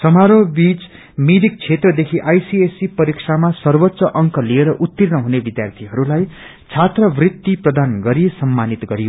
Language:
Nepali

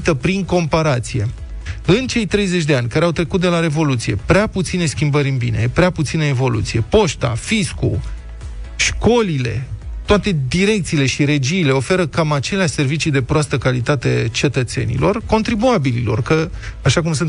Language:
Romanian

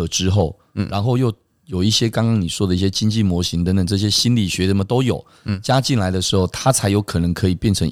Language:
Chinese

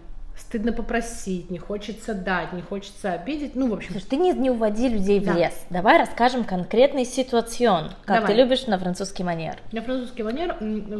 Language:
Russian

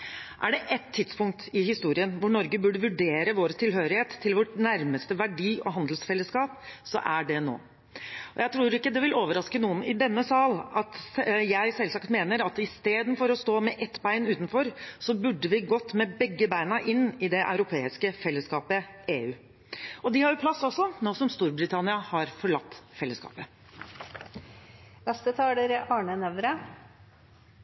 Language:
Norwegian Bokmål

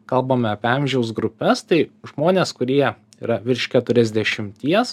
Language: Lithuanian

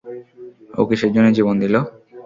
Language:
Bangla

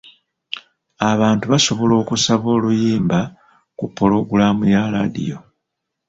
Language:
Ganda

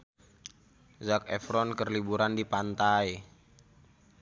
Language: Sundanese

